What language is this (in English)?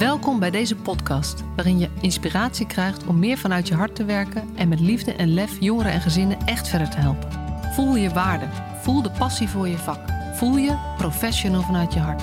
Dutch